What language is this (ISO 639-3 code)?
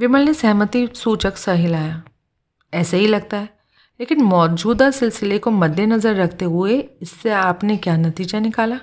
hin